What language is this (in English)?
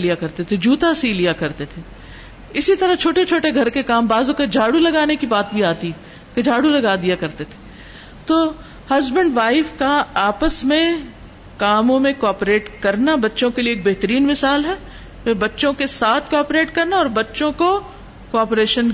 Urdu